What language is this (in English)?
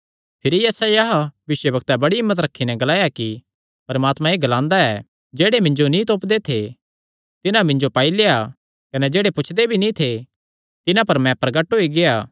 Kangri